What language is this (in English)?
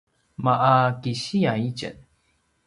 Paiwan